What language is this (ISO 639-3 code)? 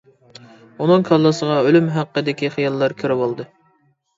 uig